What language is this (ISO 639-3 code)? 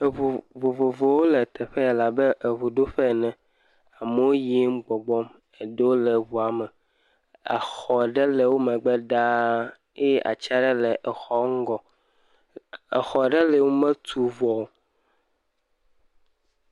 ewe